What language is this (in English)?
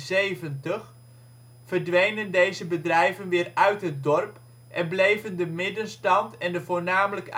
Dutch